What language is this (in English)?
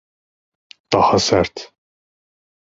Turkish